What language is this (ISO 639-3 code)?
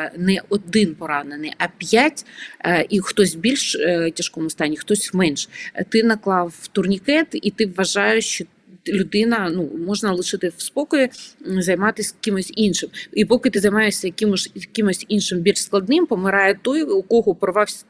ukr